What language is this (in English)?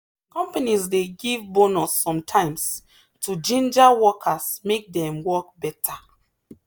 Nigerian Pidgin